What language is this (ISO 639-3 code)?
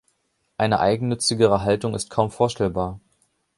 deu